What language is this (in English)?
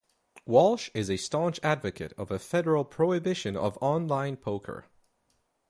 English